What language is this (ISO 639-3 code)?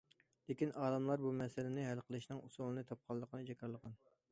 uig